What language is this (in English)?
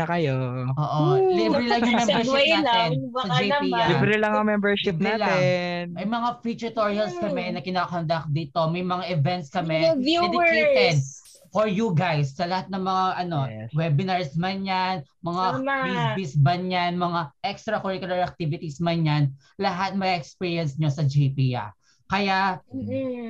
Filipino